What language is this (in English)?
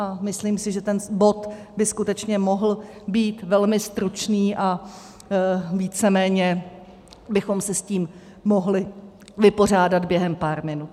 Czech